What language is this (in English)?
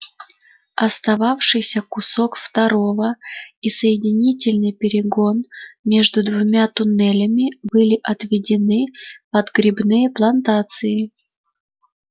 Russian